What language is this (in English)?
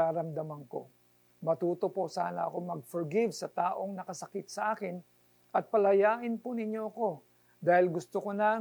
Filipino